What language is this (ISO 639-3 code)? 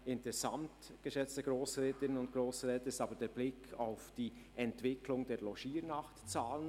gsw